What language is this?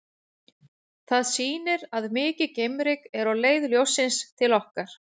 Icelandic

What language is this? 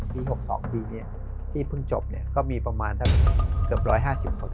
Thai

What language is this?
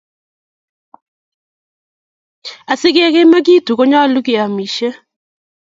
Kalenjin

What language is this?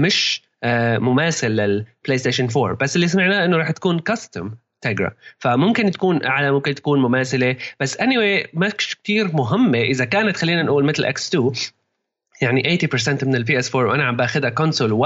Arabic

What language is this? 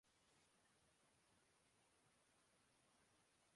Urdu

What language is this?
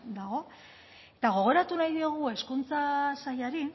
Basque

